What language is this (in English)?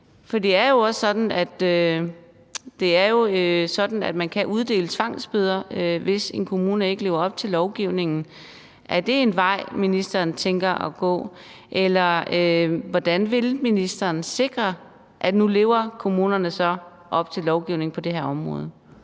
Danish